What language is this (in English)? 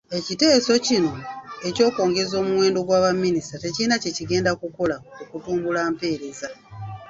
Ganda